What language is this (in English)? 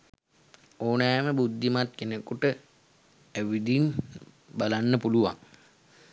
Sinhala